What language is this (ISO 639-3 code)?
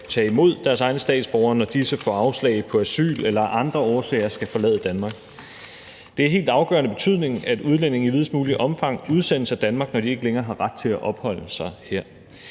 dan